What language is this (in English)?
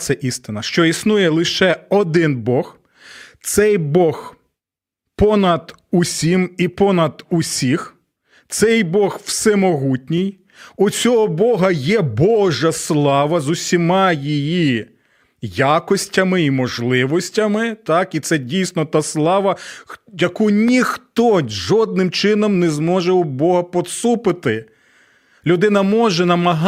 Ukrainian